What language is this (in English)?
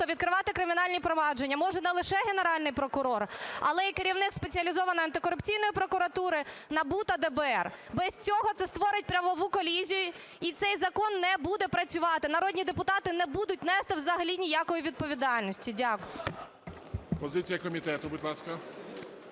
Ukrainian